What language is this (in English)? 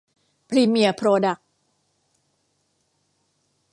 Thai